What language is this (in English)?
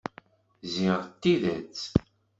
Kabyle